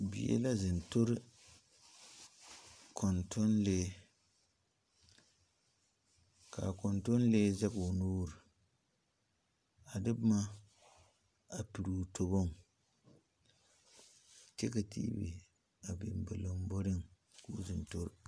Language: Southern Dagaare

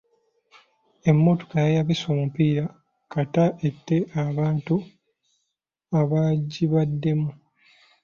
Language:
Ganda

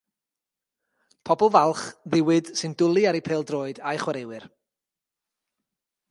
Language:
Welsh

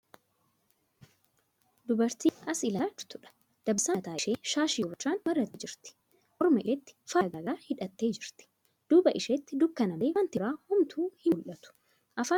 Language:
Oromo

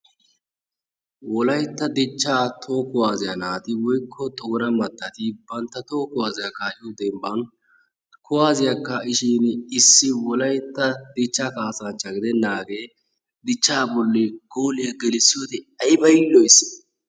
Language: Wolaytta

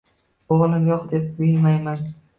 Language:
Uzbek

